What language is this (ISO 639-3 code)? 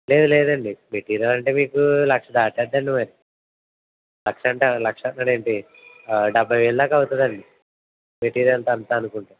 tel